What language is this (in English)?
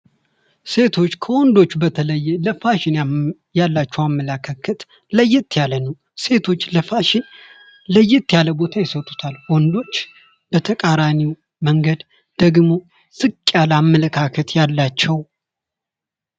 Amharic